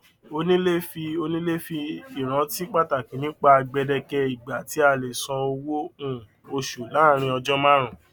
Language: Yoruba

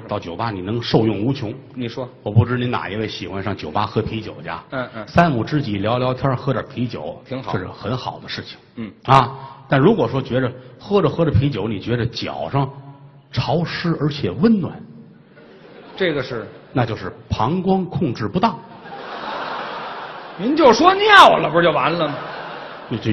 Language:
Chinese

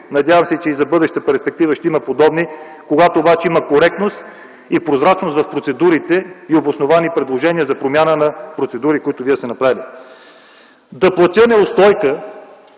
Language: Bulgarian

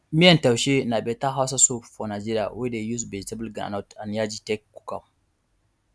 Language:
Nigerian Pidgin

